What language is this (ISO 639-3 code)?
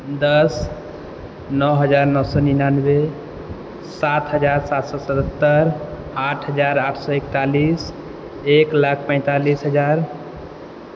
mai